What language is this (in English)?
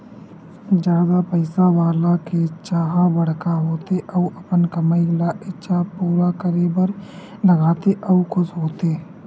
Chhattisgarhi